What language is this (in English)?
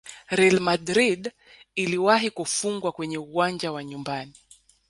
Swahili